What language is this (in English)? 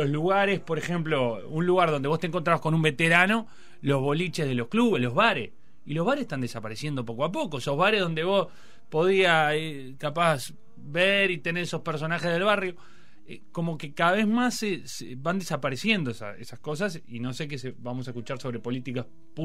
Spanish